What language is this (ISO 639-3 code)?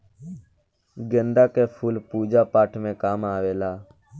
bho